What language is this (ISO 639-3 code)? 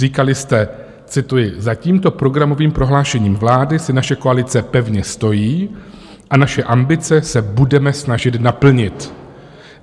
ces